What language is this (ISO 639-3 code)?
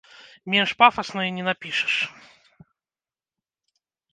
bel